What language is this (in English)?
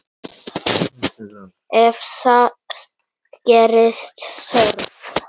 Icelandic